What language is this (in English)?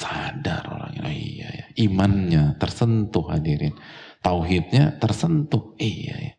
Indonesian